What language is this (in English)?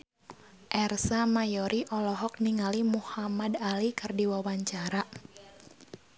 Sundanese